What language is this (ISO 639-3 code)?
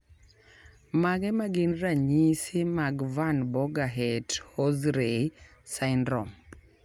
luo